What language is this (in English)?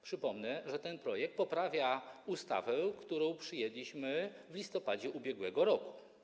Polish